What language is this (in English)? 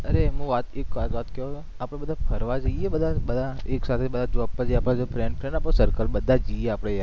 Gujarati